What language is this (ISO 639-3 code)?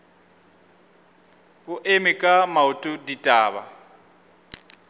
nso